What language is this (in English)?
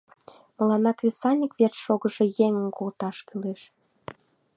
Mari